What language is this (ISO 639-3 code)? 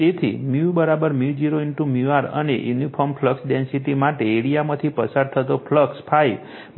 guj